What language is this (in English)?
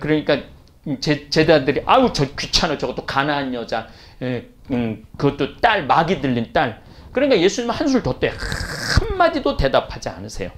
Korean